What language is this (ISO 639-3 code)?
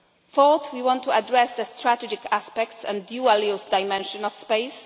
eng